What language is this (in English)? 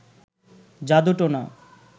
Bangla